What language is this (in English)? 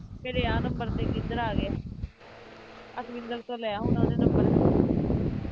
Punjabi